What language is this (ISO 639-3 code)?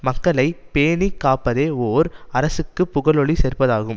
tam